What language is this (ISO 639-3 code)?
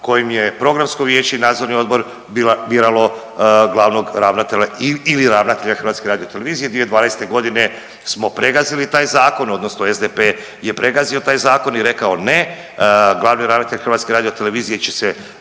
hrv